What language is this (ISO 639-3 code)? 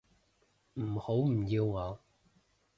yue